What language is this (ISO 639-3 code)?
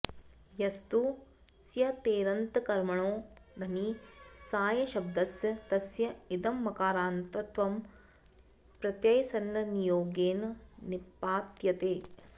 san